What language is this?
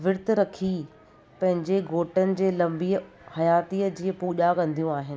Sindhi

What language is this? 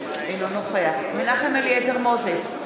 Hebrew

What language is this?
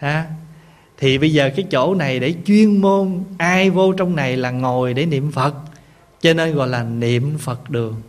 Vietnamese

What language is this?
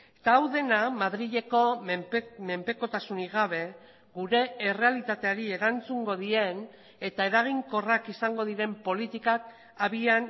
Basque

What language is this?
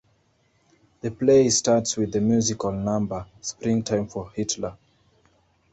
English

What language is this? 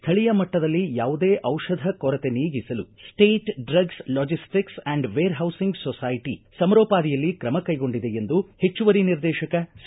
Kannada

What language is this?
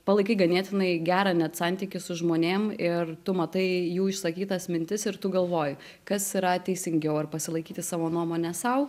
Lithuanian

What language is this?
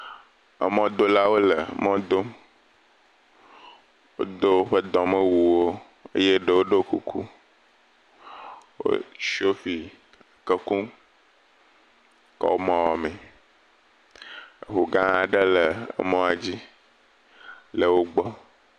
Ewe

